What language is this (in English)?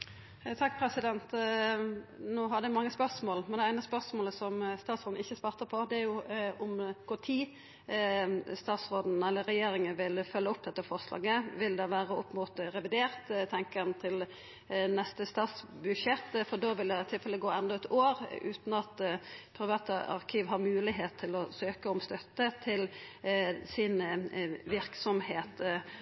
Norwegian